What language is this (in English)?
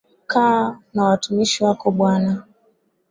Swahili